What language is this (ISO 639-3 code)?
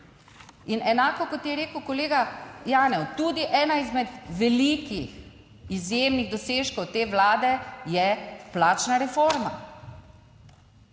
slv